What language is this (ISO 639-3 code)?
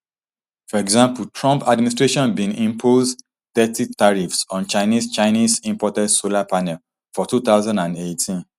pcm